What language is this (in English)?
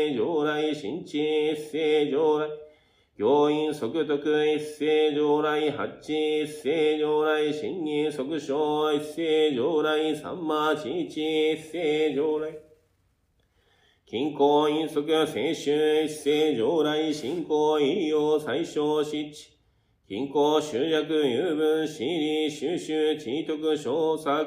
Japanese